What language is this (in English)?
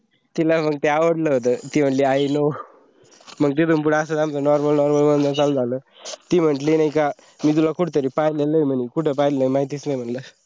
Marathi